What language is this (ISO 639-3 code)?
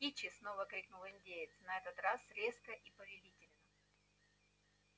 rus